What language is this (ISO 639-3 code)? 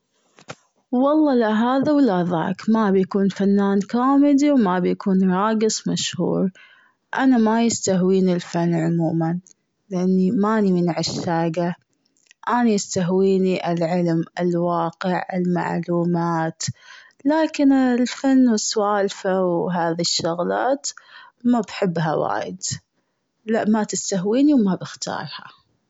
afb